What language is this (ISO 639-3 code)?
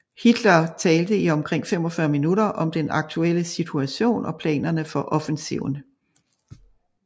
dan